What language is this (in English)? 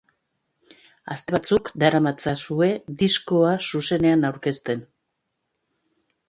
Basque